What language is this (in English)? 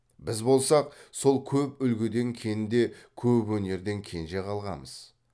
Kazakh